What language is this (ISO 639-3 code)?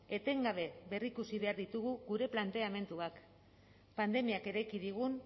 eus